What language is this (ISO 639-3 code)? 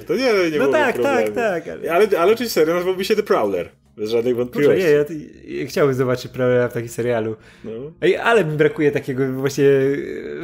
pol